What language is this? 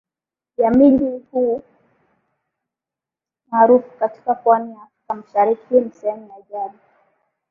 Swahili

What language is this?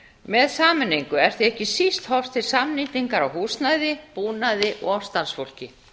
Icelandic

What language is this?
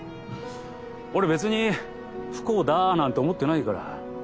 Japanese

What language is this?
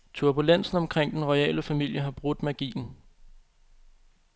Danish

